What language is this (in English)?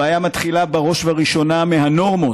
Hebrew